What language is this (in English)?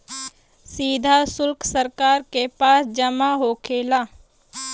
Bhojpuri